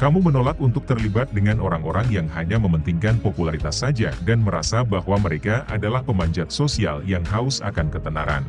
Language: Indonesian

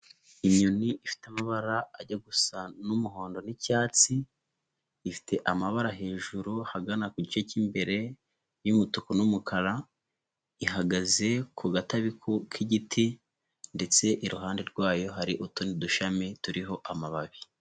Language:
Kinyarwanda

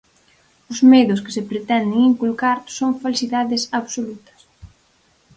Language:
Galician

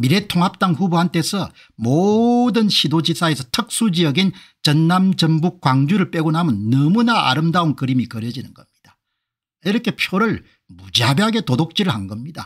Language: Korean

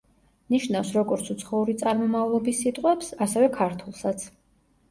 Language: Georgian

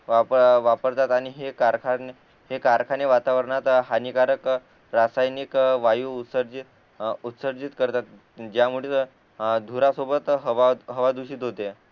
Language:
Marathi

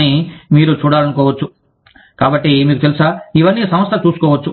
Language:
Telugu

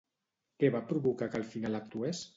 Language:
Catalan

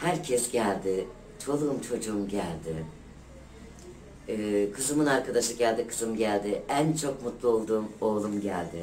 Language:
Turkish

